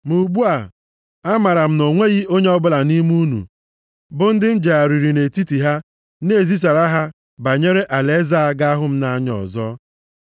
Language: Igbo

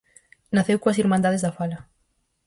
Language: Galician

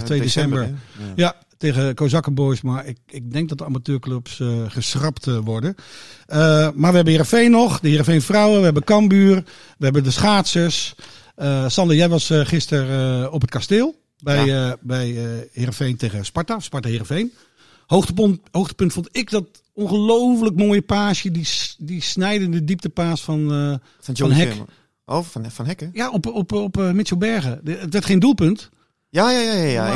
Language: Dutch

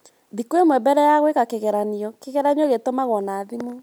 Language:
Kikuyu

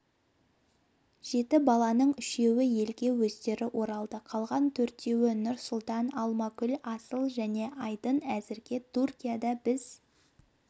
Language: Kazakh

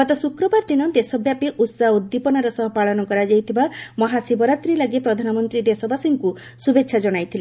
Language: Odia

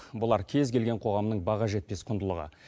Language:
Kazakh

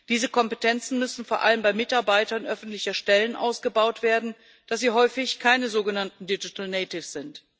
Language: German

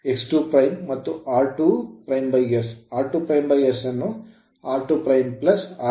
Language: Kannada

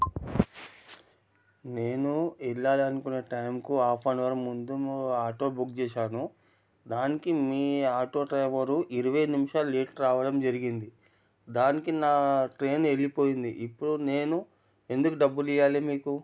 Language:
Telugu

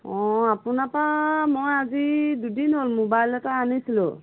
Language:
Assamese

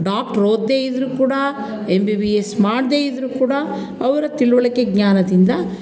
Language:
Kannada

